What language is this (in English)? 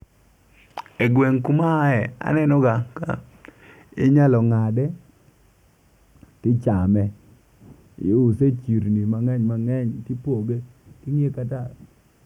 Luo (Kenya and Tanzania)